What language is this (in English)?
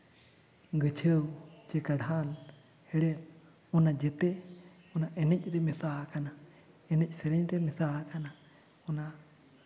Santali